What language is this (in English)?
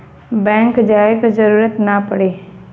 Bhojpuri